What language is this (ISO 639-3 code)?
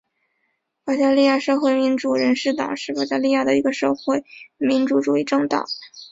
zho